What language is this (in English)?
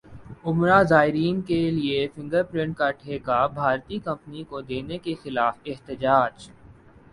Urdu